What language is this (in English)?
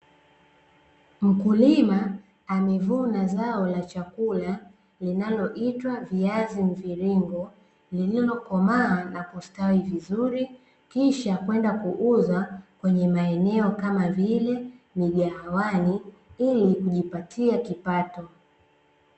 Swahili